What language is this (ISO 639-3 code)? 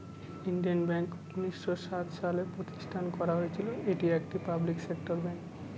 ben